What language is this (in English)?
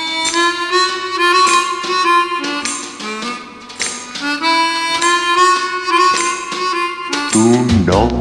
Romanian